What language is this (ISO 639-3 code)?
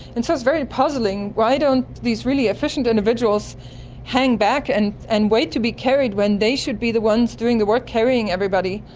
eng